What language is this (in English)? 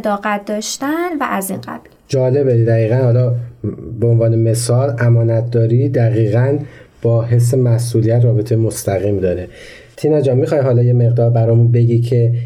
Persian